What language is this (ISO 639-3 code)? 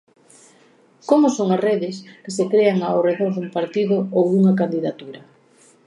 glg